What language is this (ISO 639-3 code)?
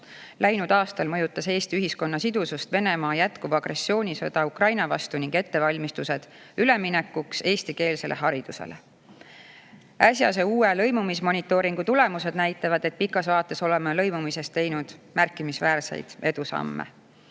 est